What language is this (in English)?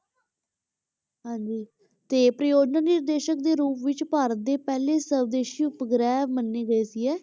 Punjabi